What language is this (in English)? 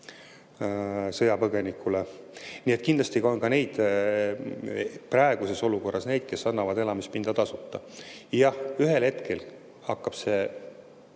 Estonian